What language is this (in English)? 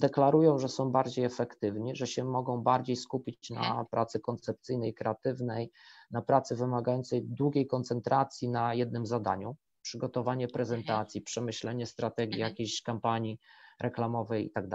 Polish